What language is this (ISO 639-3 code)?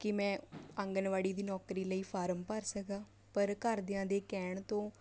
pan